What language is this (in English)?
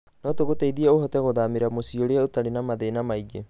Kikuyu